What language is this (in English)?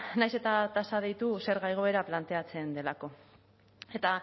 Basque